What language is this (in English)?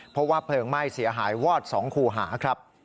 Thai